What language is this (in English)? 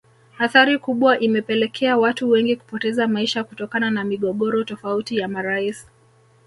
Swahili